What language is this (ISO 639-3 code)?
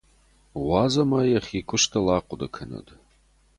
oss